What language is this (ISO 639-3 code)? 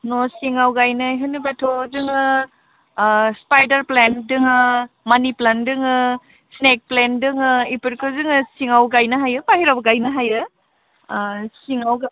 brx